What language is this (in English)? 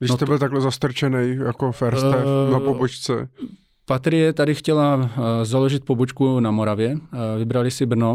Czech